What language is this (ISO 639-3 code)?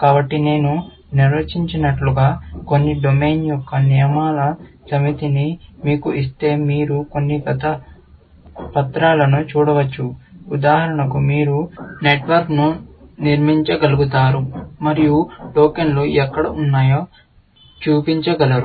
tel